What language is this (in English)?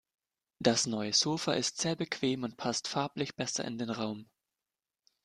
German